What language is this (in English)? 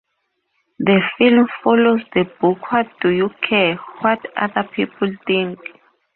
English